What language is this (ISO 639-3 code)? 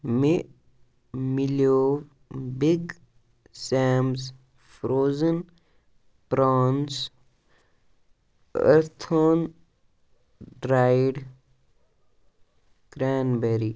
kas